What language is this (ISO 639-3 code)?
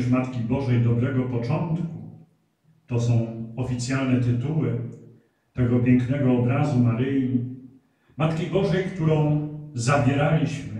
pol